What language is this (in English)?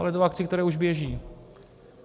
Czech